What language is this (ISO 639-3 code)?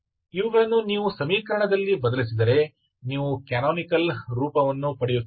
kan